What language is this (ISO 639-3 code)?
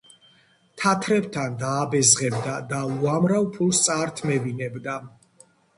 kat